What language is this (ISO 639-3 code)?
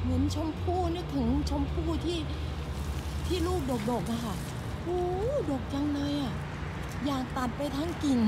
tha